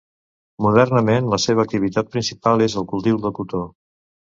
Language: Catalan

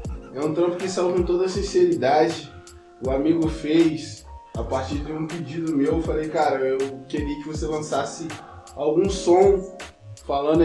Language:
Portuguese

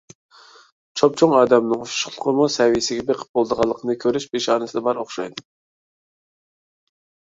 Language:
Uyghur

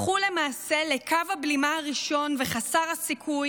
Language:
Hebrew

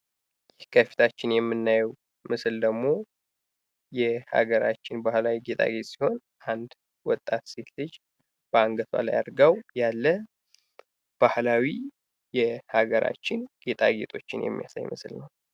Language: Amharic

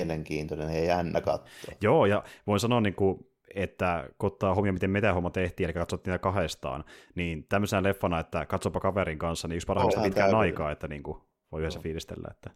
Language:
Finnish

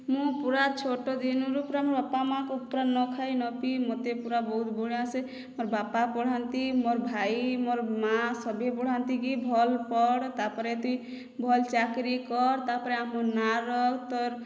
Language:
Odia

